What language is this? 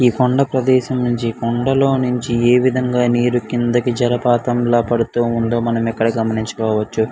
Telugu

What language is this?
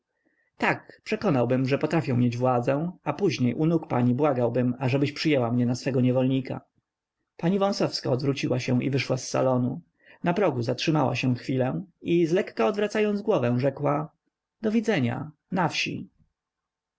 Polish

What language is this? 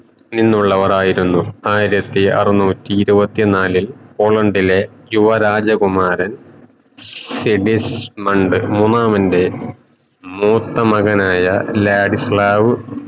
Malayalam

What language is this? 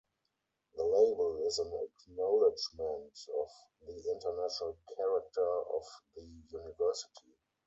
English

